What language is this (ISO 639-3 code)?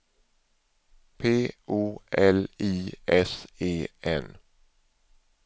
swe